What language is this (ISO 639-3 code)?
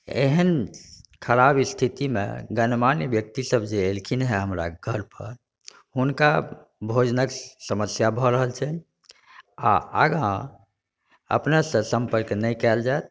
mai